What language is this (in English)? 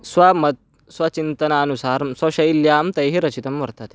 Sanskrit